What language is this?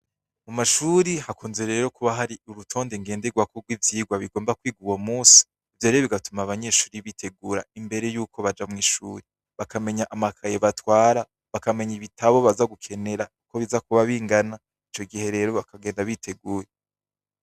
Rundi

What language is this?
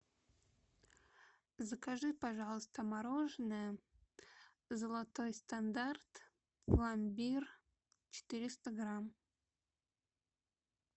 Russian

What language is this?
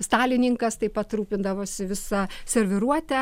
Lithuanian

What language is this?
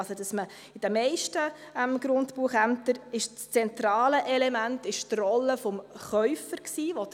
Swiss German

